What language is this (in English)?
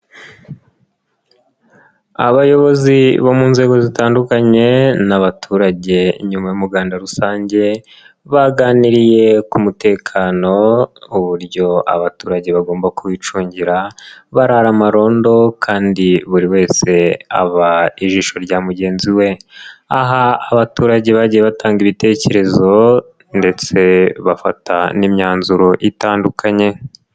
Kinyarwanda